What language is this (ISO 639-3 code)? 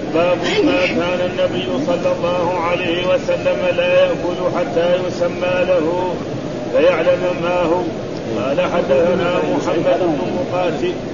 ara